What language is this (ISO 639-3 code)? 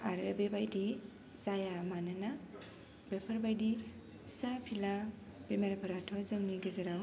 brx